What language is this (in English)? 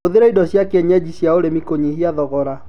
Kikuyu